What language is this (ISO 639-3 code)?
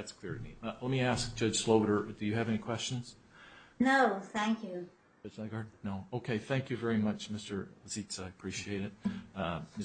eng